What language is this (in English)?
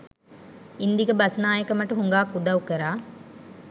Sinhala